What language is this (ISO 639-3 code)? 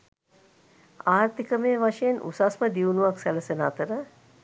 sin